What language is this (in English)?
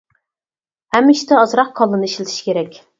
Uyghur